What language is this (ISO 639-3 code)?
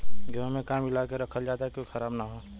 bho